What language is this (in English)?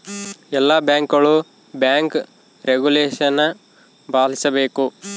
Kannada